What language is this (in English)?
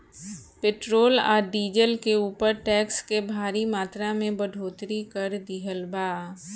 Bhojpuri